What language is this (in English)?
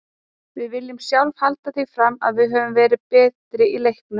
Icelandic